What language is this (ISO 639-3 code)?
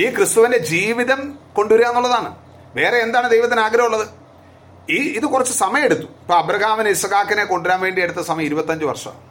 mal